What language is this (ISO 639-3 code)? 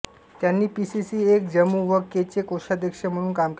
mar